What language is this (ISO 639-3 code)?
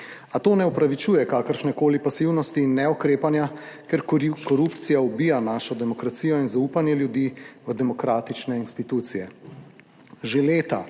slv